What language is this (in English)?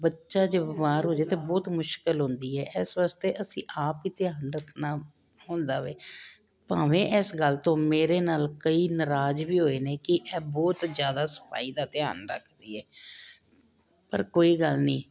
Punjabi